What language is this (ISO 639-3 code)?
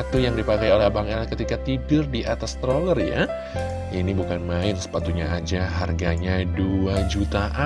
ind